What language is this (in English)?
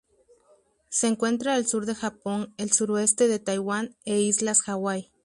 Spanish